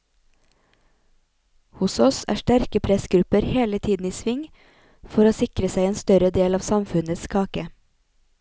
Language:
Norwegian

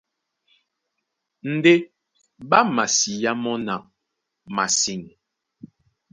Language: Duala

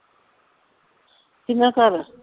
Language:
Punjabi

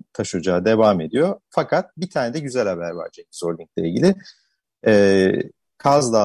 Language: Turkish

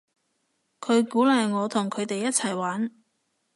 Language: Cantonese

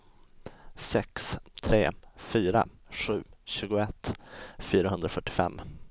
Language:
Swedish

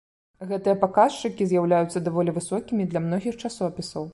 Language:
Belarusian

